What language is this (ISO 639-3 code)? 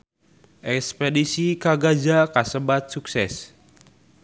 sun